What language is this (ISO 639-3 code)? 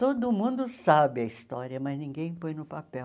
por